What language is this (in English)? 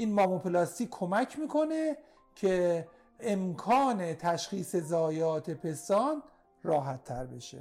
Persian